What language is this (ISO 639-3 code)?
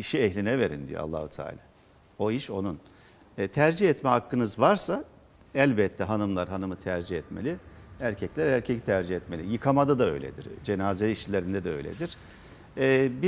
tur